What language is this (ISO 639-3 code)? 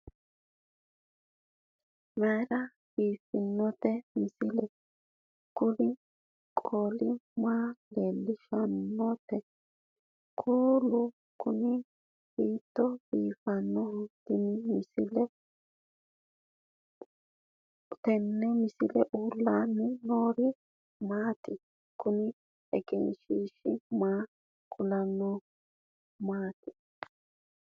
sid